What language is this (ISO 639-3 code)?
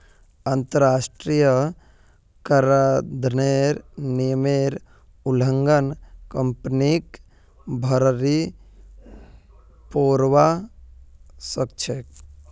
mag